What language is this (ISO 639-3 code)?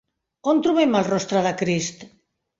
cat